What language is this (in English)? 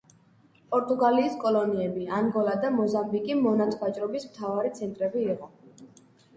Georgian